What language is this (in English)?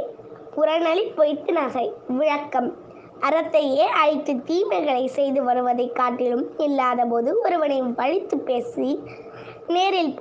Tamil